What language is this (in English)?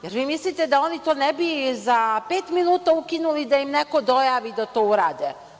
Serbian